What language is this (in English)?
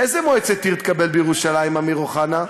Hebrew